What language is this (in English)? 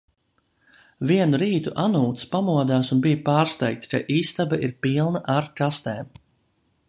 Latvian